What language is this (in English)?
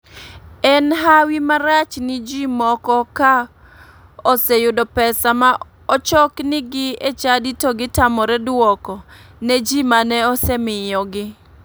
Luo (Kenya and Tanzania)